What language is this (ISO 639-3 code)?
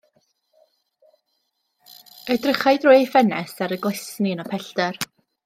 cym